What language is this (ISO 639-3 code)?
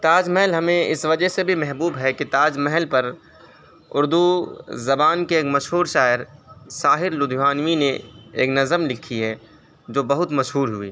urd